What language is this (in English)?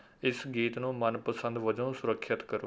Punjabi